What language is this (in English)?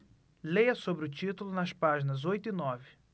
Portuguese